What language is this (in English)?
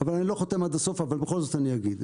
Hebrew